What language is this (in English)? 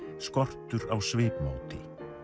Icelandic